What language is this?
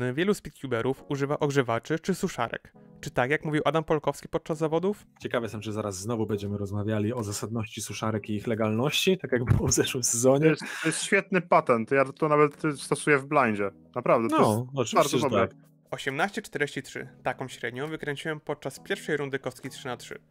Polish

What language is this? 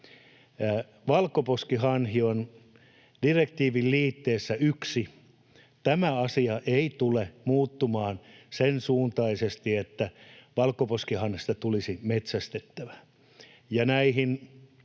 Finnish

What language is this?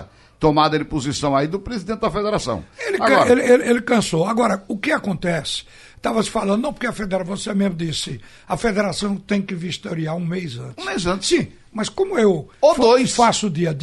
Portuguese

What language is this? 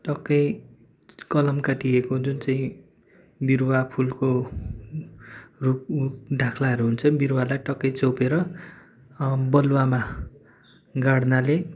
Nepali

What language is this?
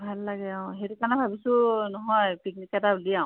Assamese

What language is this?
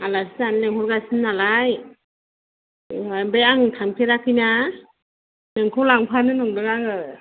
Bodo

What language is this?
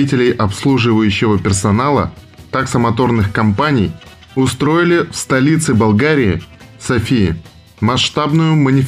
Russian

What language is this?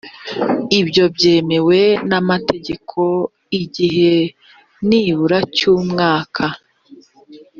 Kinyarwanda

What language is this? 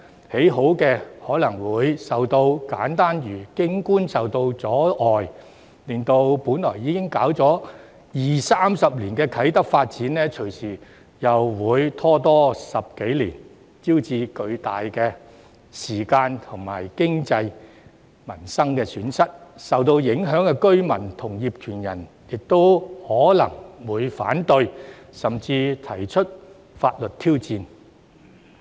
Cantonese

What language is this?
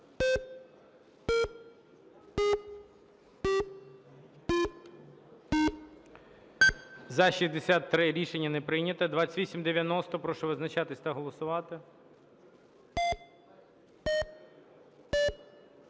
Ukrainian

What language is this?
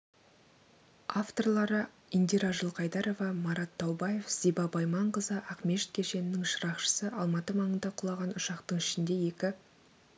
Kazakh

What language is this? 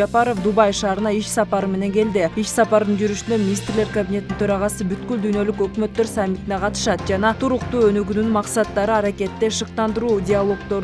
Turkish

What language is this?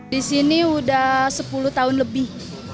Indonesian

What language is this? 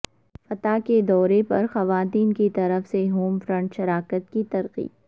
Urdu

